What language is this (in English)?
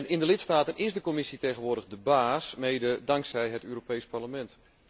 Dutch